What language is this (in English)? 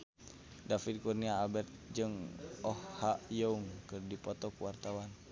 Sundanese